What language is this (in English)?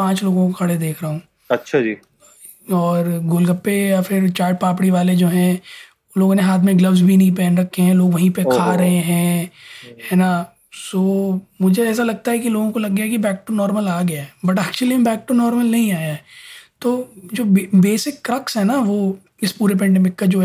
Hindi